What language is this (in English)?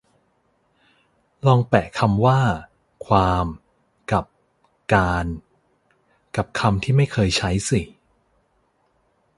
Thai